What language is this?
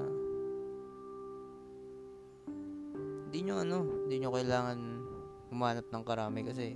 Filipino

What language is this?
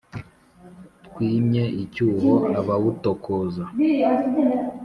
Kinyarwanda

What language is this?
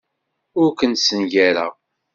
Kabyle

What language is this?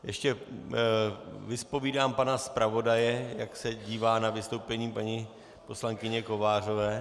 Czech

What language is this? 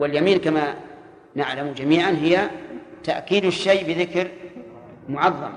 Arabic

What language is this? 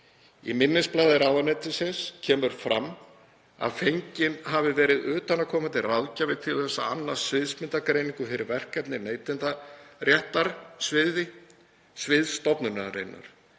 Icelandic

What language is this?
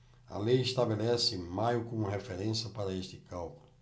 Portuguese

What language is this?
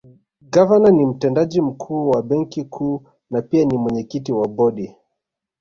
Swahili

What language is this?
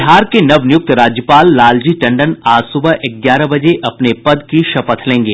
Hindi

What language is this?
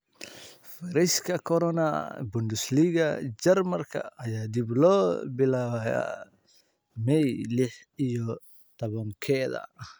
Somali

